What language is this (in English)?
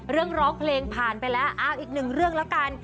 Thai